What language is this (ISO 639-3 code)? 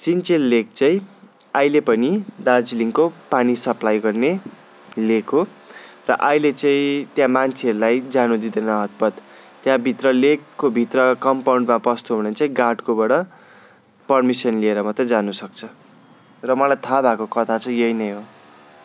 nep